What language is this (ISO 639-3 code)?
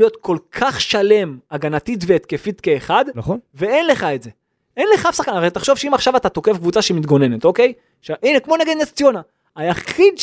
heb